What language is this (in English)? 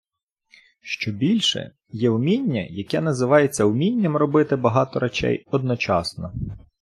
Ukrainian